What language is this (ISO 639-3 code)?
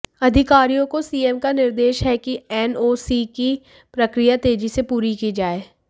hin